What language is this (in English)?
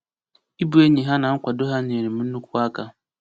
Igbo